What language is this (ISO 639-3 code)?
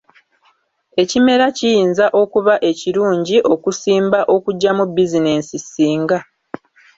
lug